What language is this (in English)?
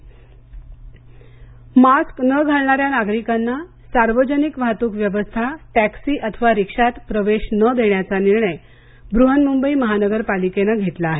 Marathi